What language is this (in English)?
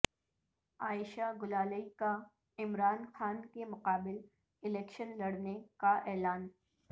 Urdu